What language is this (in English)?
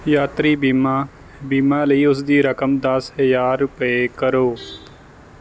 Punjabi